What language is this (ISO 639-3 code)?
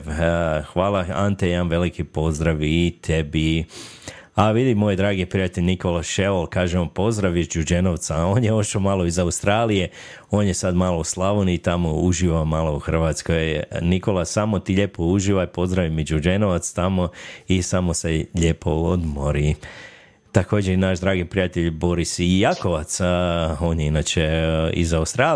hrv